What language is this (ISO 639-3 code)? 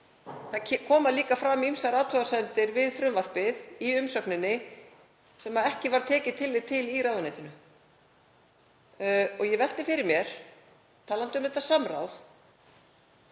isl